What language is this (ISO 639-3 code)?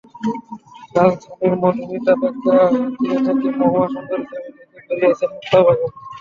ben